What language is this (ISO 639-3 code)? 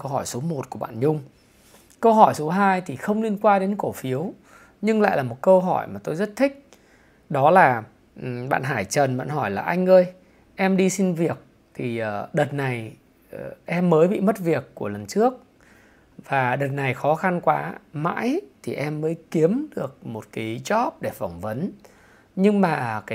vie